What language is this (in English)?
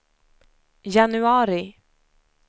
Swedish